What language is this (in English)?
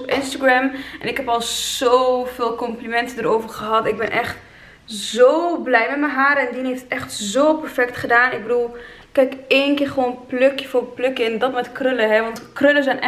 Dutch